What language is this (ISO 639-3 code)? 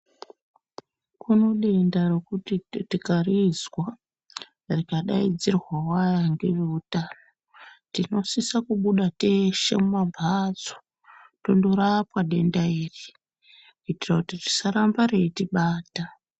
ndc